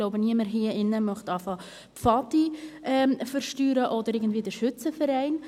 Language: Swiss German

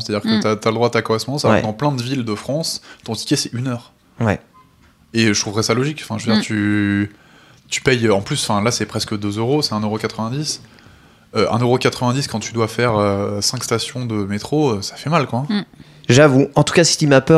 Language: French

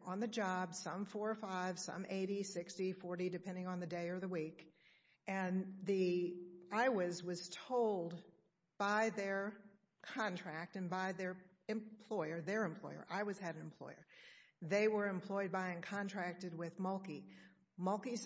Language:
English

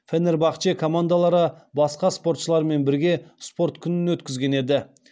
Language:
Kazakh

